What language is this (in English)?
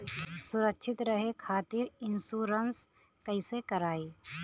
Bhojpuri